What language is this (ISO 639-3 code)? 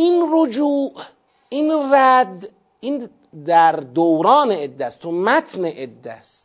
fas